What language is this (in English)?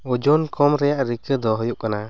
Santali